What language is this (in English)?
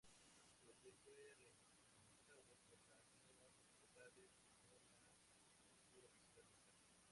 Spanish